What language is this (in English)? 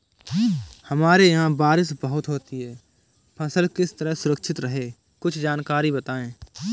Hindi